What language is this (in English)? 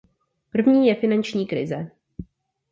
Czech